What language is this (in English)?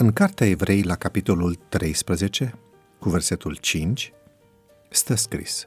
Romanian